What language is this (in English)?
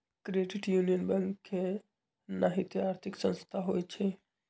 Magahi